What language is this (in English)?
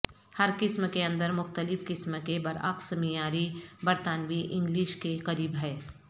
Urdu